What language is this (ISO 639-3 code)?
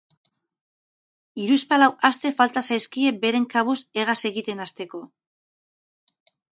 eus